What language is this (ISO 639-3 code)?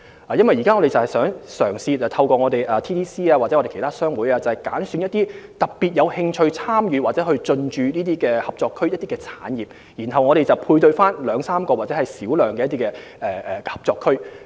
yue